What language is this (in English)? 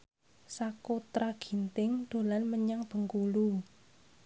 Javanese